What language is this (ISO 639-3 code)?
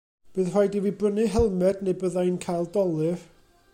cym